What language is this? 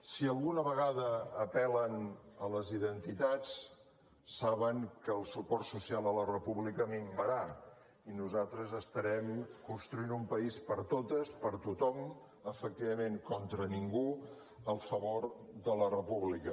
Catalan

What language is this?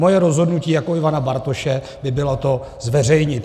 Czech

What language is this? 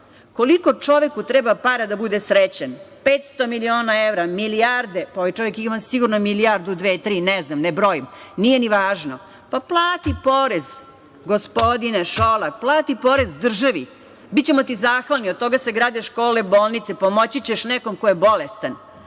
Serbian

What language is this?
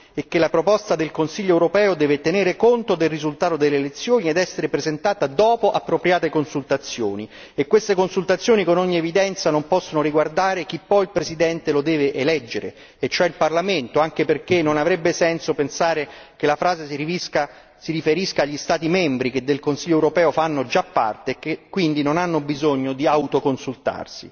Italian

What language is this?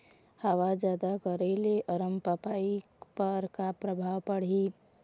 Chhattisgarhi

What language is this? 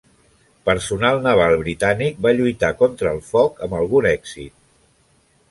Catalan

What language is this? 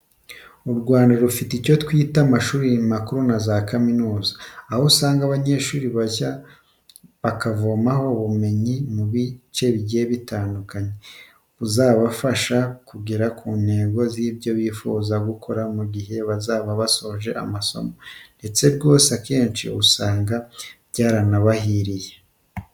Kinyarwanda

